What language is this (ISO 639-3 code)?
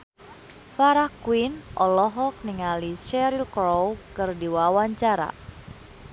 sun